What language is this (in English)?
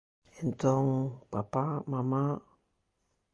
Galician